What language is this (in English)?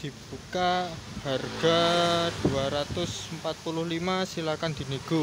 Indonesian